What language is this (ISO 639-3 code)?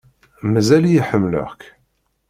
kab